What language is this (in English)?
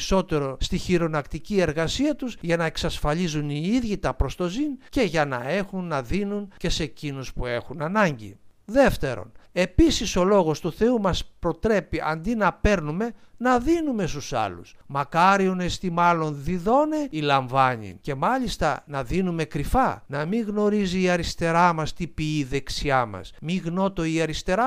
Greek